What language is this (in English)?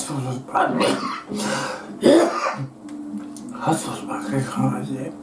Japanese